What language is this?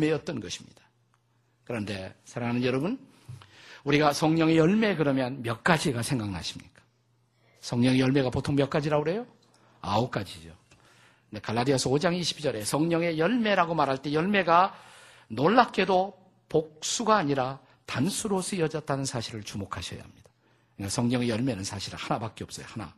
Korean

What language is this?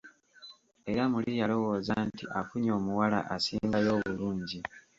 Ganda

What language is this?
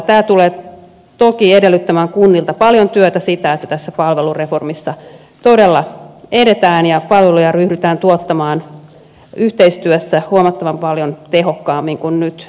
Finnish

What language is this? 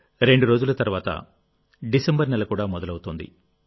Telugu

